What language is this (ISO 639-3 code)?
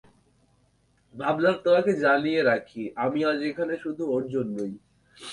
ben